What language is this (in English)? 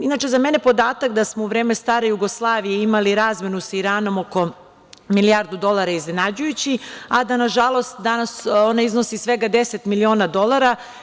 Serbian